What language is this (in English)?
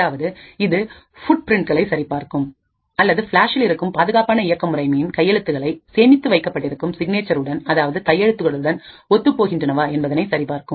Tamil